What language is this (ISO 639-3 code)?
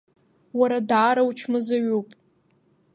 abk